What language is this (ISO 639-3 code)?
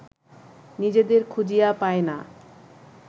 ben